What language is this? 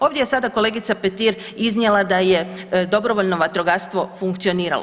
Croatian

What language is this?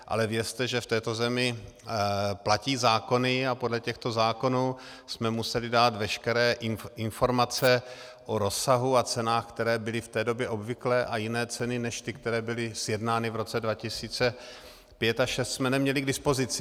Czech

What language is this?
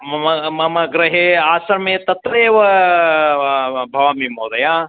Sanskrit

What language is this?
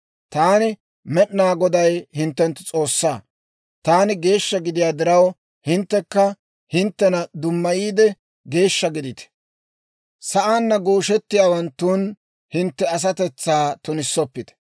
Dawro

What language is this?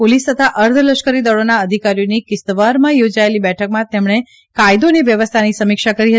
Gujarati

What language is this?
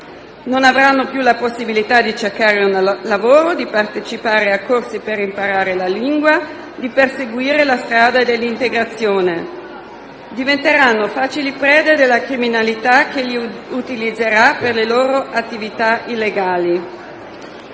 Italian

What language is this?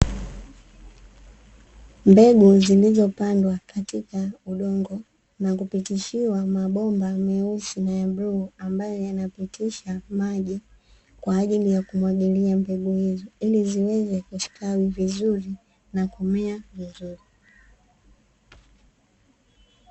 Swahili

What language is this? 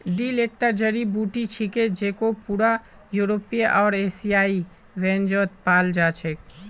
Magahi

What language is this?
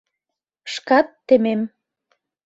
Mari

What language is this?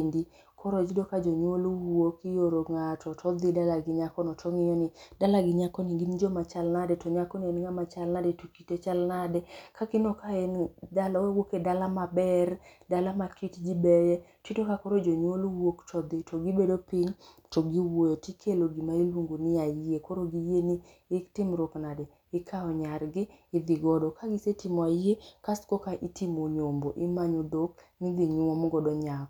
Luo (Kenya and Tanzania)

